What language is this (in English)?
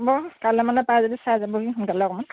Assamese